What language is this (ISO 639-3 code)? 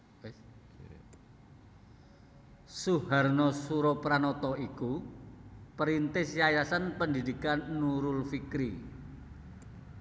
jav